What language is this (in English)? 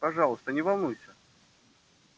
Russian